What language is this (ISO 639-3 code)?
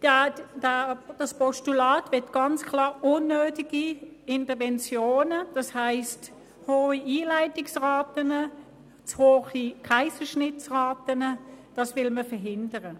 gsw